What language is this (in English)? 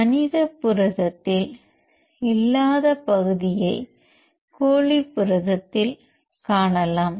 Tamil